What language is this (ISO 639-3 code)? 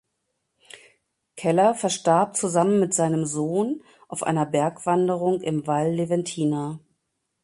deu